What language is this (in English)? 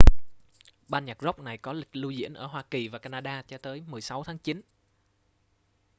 Vietnamese